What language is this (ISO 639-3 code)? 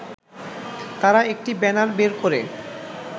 ben